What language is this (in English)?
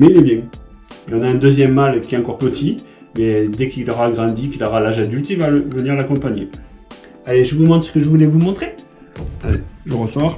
French